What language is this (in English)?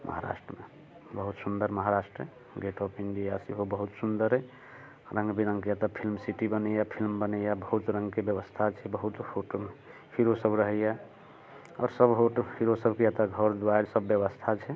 Maithili